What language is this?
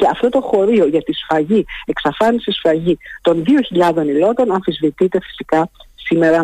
Greek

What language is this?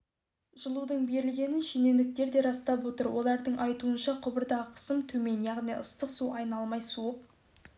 Kazakh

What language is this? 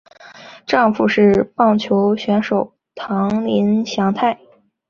Chinese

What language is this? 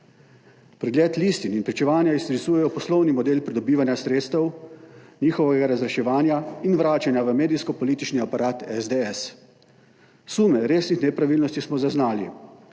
Slovenian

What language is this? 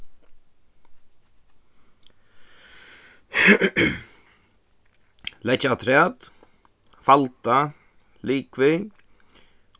Faroese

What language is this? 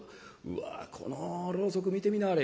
Japanese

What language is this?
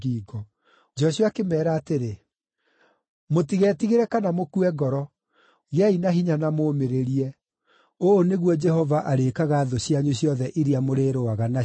Kikuyu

